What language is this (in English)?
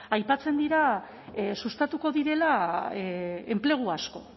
Basque